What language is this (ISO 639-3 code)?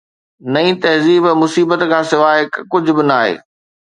snd